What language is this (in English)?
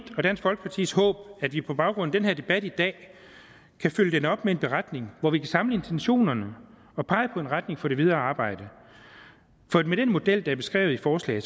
Danish